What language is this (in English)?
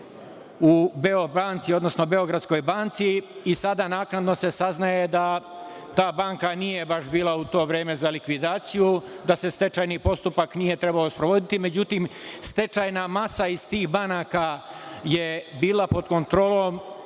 Serbian